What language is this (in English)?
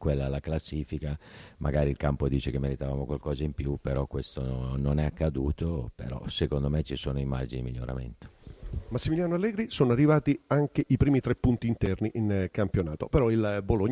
Italian